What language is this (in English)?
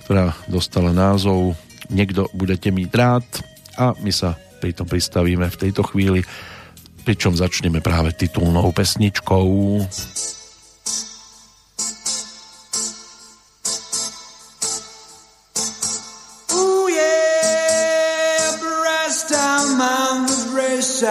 Slovak